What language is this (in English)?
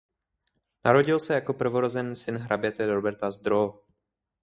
Czech